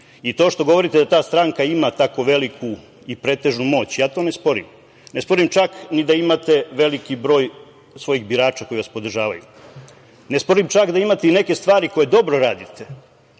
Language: Serbian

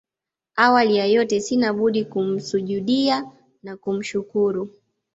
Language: Swahili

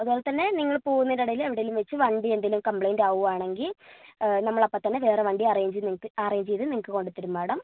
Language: Malayalam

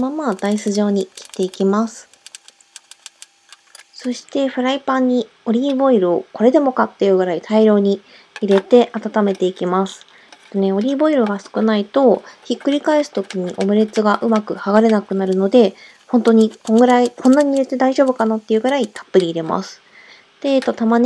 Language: Japanese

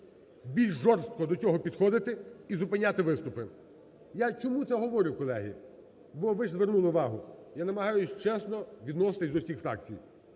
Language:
Ukrainian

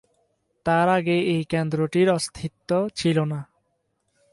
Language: Bangla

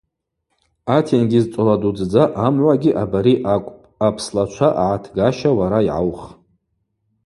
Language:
Abaza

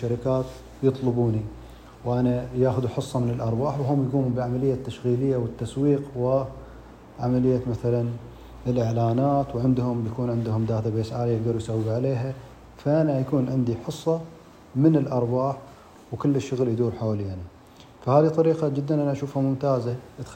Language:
Arabic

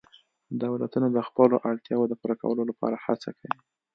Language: Pashto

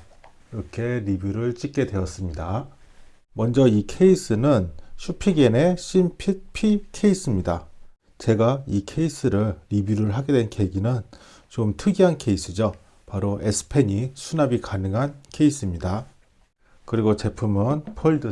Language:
Korean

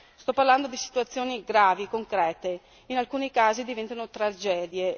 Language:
Italian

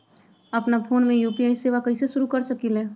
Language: Magahi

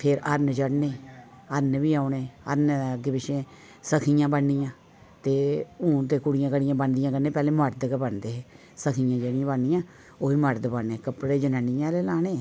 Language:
Dogri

